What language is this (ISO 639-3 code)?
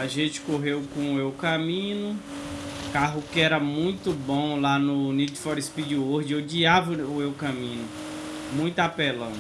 por